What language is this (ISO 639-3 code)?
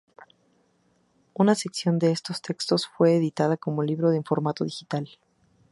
spa